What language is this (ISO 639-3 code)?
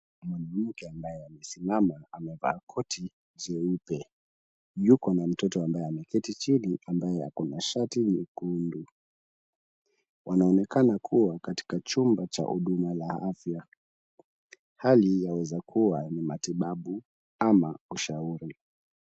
swa